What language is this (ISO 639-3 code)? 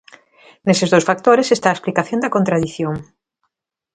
glg